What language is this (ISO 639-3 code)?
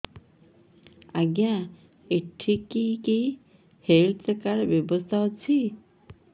ori